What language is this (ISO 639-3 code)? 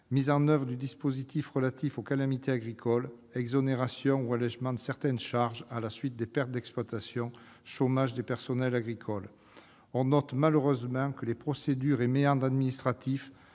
fra